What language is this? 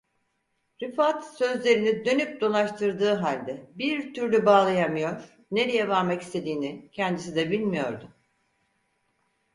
Turkish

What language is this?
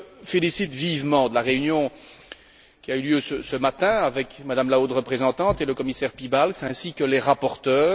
French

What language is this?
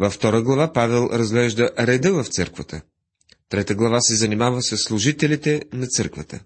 Bulgarian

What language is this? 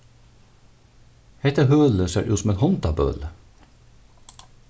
Faroese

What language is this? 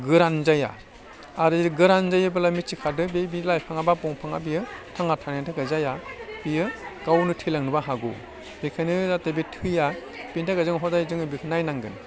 Bodo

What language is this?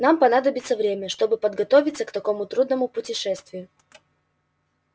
Russian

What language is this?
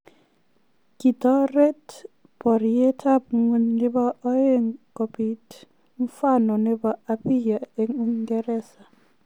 Kalenjin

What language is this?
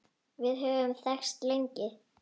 Icelandic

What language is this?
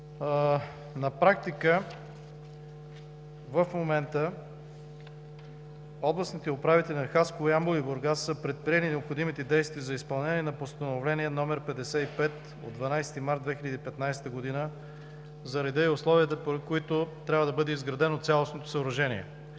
Bulgarian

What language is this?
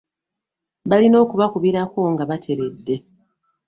Ganda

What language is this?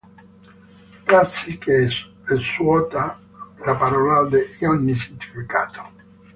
Italian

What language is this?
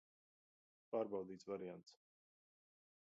Latvian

